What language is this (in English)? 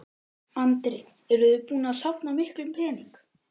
Icelandic